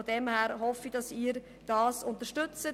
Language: Swiss German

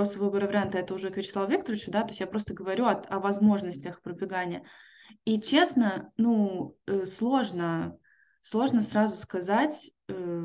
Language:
Russian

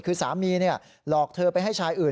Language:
Thai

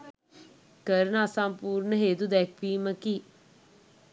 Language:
Sinhala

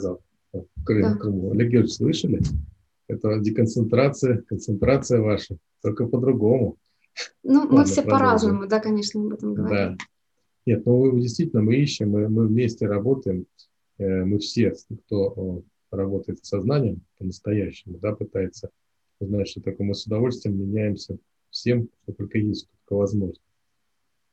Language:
Russian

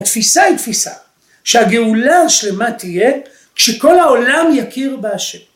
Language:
Hebrew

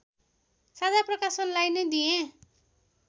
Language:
Nepali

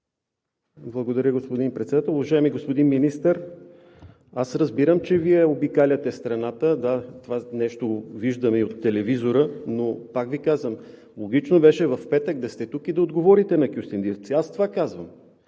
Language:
Bulgarian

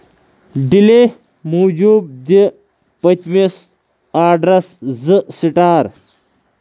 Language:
Kashmiri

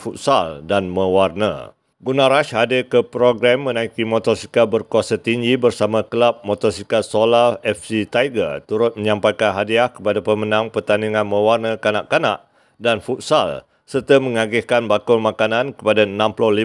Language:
Malay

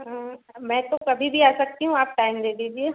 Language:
Hindi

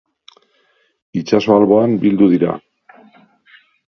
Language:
Basque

